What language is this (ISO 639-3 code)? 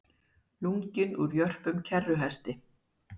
isl